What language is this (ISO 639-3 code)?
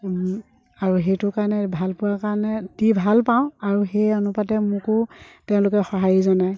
asm